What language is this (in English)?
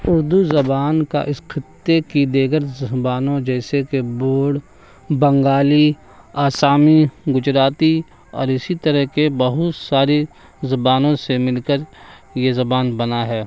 Urdu